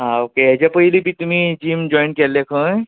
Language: Konkani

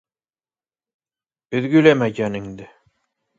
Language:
Bashkir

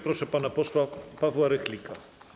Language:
Polish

